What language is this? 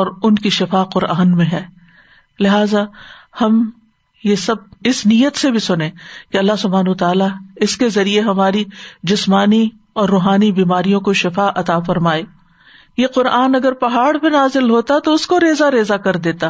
Urdu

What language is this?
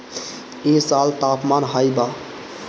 Bhojpuri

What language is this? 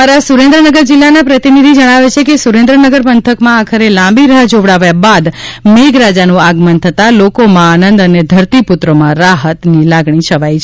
Gujarati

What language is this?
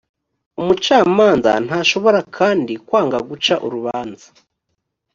Kinyarwanda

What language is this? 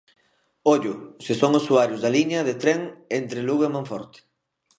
Galician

